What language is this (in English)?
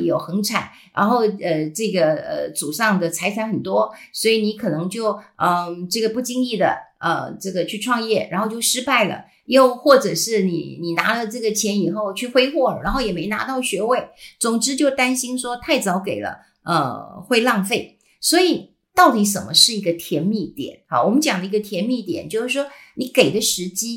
Chinese